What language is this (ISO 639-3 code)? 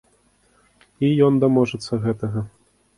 bel